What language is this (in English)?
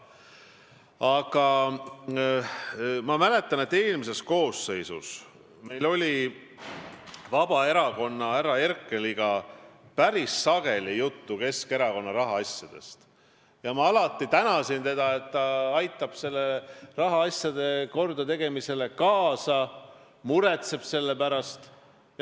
Estonian